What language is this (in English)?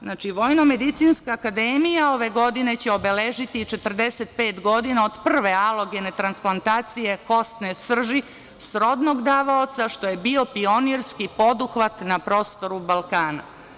Serbian